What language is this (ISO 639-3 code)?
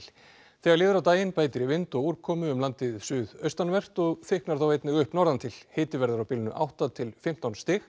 isl